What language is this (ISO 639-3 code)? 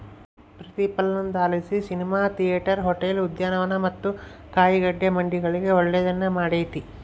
kan